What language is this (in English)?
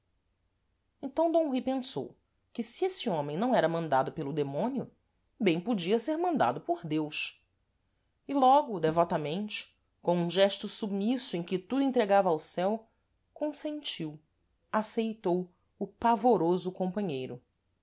Portuguese